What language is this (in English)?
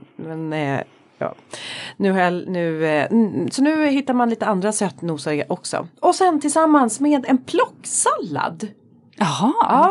Swedish